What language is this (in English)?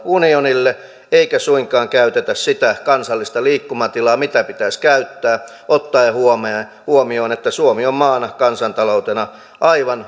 Finnish